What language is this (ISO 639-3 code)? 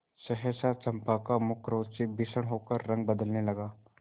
hin